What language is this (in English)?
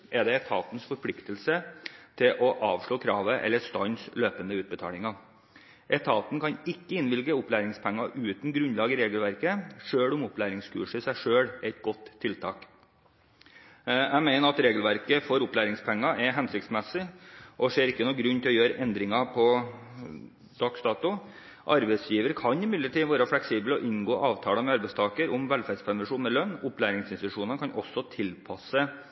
Norwegian Bokmål